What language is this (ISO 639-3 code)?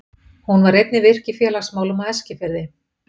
isl